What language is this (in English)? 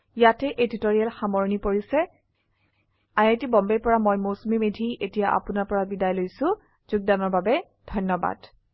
Assamese